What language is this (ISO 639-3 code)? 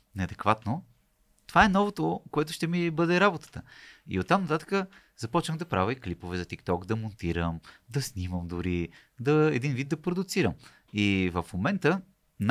bul